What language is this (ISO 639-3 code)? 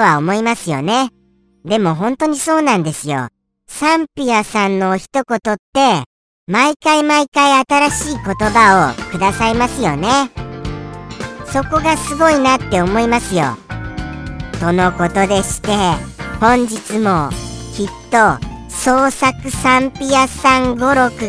jpn